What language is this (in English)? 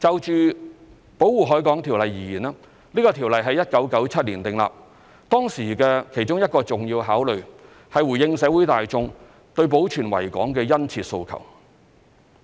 Cantonese